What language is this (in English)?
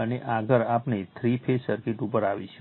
Gujarati